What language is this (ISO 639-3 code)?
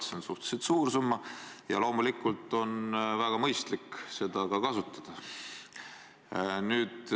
est